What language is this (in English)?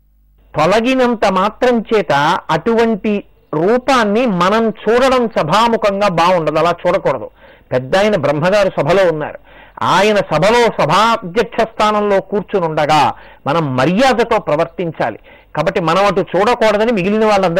Telugu